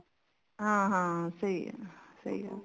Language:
Punjabi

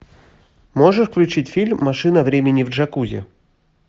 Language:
Russian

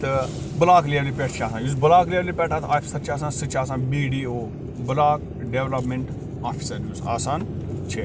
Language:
Kashmiri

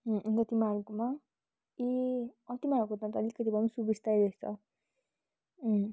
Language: Nepali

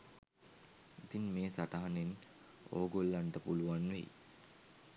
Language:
Sinhala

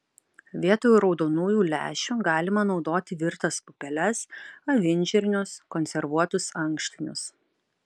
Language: Lithuanian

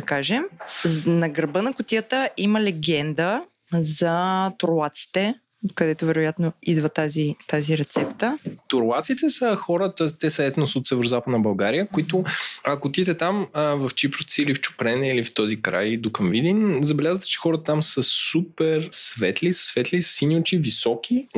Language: Bulgarian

